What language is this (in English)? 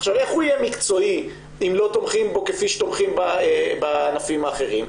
Hebrew